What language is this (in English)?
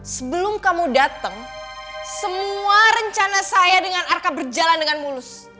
Indonesian